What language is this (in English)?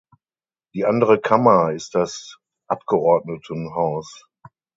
German